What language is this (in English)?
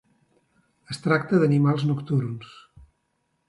Catalan